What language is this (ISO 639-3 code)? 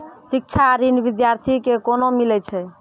mai